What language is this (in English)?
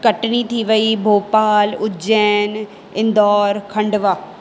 Sindhi